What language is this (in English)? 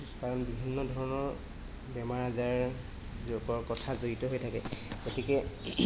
Assamese